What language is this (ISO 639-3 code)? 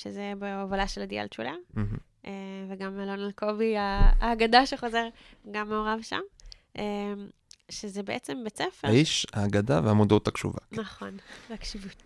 heb